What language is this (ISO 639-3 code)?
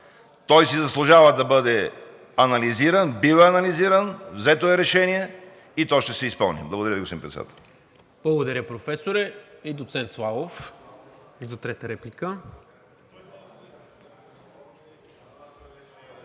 bul